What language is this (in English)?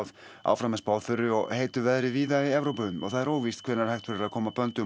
Icelandic